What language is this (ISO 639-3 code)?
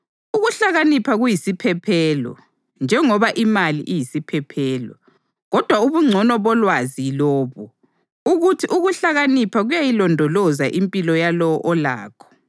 nde